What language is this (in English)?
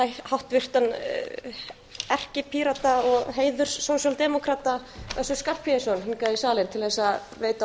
Icelandic